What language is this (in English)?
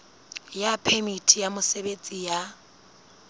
Southern Sotho